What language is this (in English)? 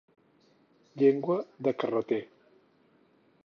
Catalan